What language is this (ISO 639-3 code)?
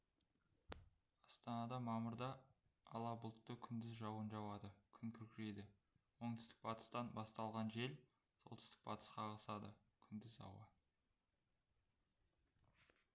kaz